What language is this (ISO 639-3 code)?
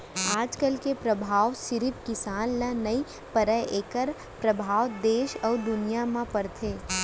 hne